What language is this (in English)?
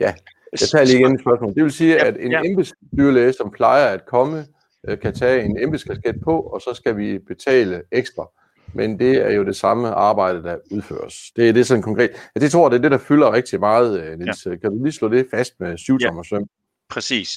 Danish